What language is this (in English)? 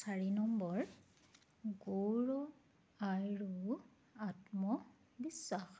Assamese